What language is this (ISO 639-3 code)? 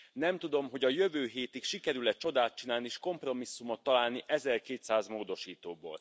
hun